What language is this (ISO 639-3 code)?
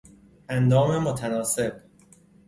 fas